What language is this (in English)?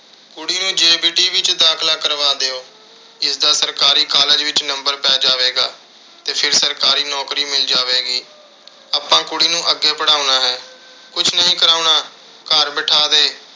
Punjabi